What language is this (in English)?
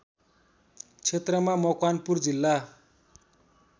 Nepali